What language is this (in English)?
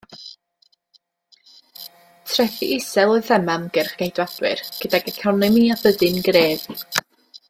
Welsh